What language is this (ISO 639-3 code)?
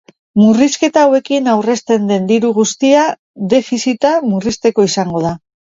eus